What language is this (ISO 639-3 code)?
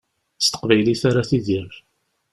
kab